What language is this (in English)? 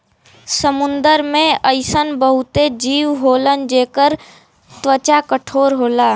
Bhojpuri